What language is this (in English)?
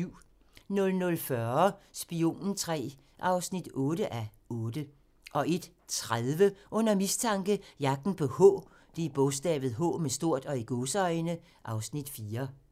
Danish